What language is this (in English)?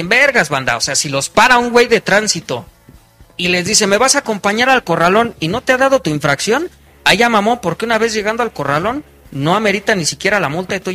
Spanish